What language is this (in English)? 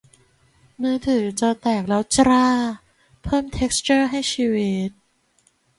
Thai